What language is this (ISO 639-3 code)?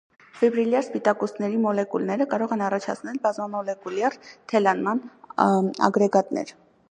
hye